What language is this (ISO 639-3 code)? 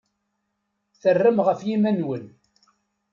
kab